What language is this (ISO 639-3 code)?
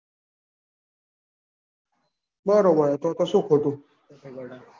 guj